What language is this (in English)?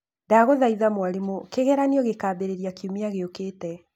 Kikuyu